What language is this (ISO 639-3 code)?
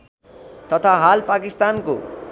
nep